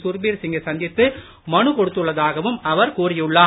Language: Tamil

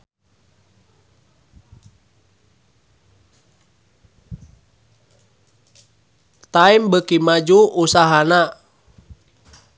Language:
Sundanese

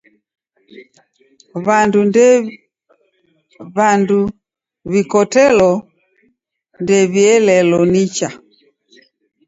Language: Taita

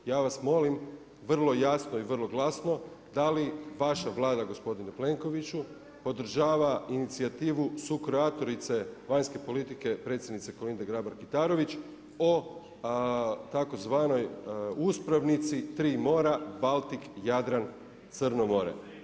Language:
Croatian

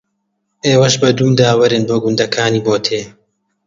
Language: Central Kurdish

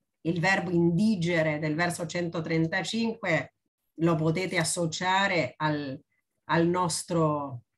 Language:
Italian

